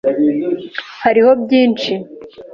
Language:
Kinyarwanda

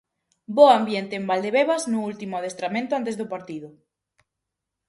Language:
Galician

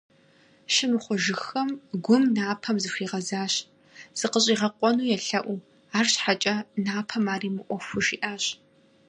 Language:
Kabardian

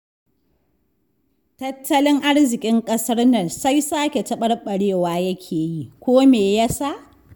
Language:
Hausa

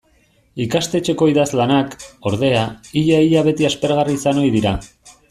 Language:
Basque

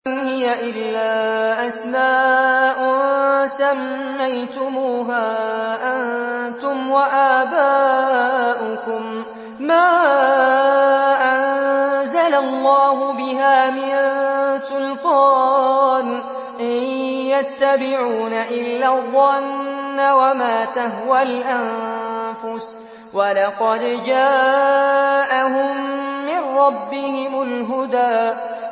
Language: Arabic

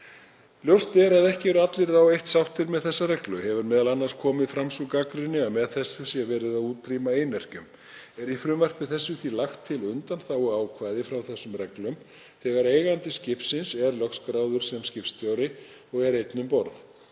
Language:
Icelandic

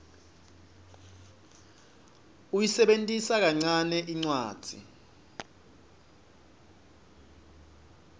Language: Swati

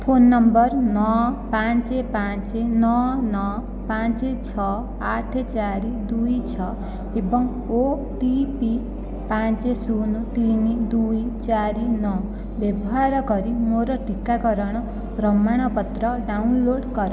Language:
Odia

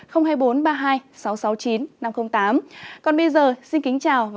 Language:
Vietnamese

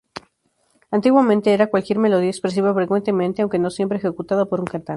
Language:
Spanish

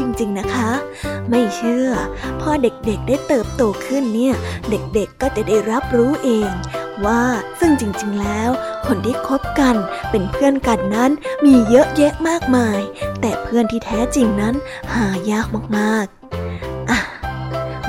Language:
Thai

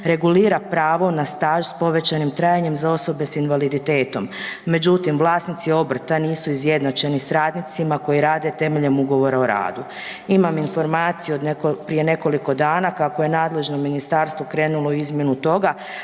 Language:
Croatian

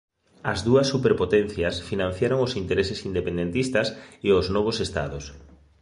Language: Galician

